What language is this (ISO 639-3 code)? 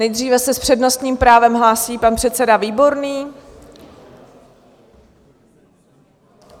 ces